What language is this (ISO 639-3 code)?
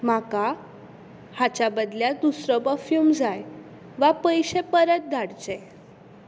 kok